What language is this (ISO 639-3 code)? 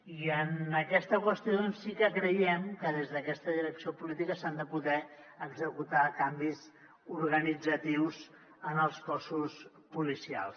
cat